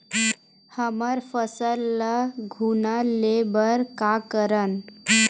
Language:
Chhattisgarhi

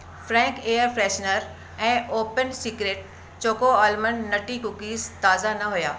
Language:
Sindhi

